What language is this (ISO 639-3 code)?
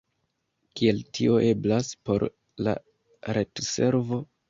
epo